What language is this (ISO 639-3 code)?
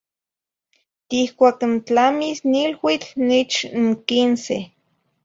nhi